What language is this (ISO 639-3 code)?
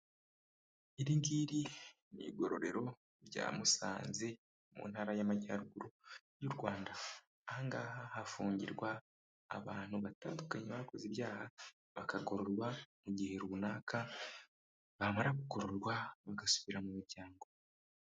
kin